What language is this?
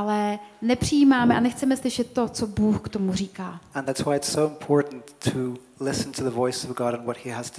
Czech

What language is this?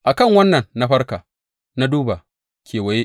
Hausa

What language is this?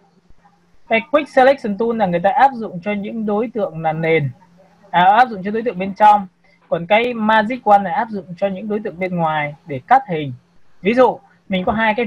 Vietnamese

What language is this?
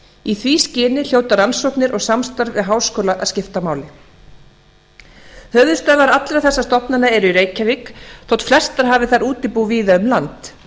Icelandic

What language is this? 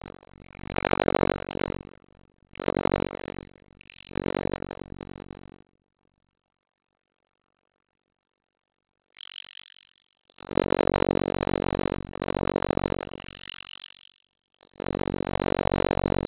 Icelandic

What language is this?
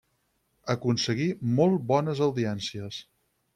Catalan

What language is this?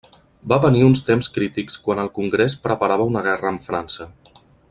Catalan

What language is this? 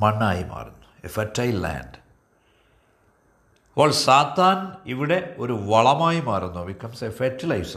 Malayalam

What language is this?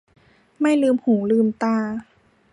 Thai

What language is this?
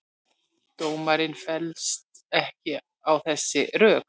Icelandic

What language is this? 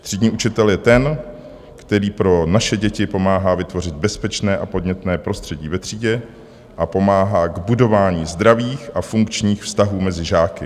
Czech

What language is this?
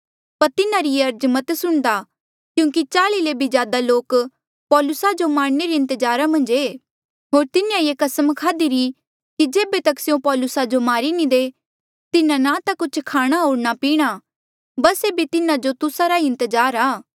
Mandeali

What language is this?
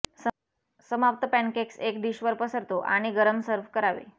Marathi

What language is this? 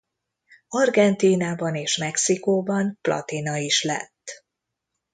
Hungarian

